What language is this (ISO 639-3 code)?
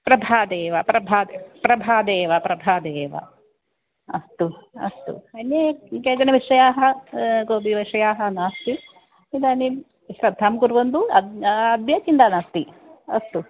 san